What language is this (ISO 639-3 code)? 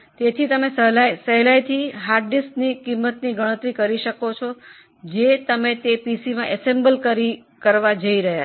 guj